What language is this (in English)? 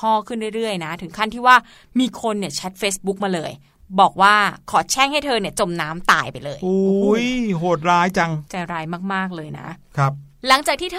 Thai